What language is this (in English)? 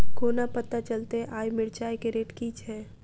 Maithili